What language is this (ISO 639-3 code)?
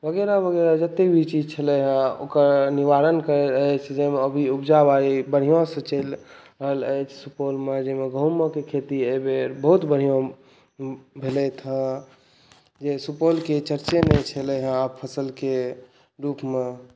mai